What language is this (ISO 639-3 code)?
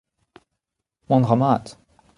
bre